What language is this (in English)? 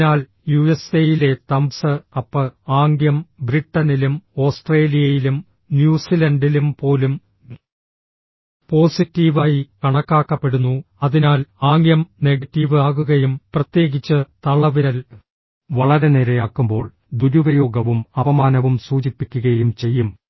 Malayalam